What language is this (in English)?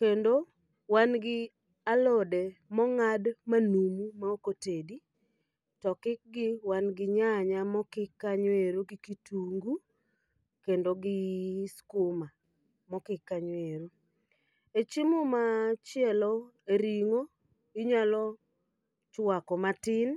Luo (Kenya and Tanzania)